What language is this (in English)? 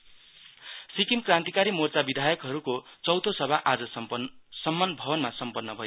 Nepali